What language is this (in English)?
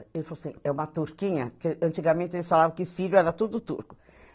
Portuguese